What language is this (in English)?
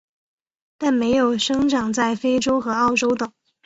Chinese